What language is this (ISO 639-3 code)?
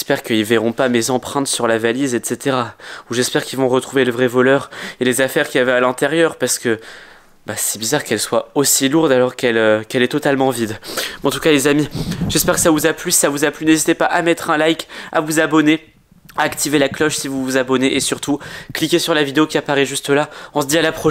fra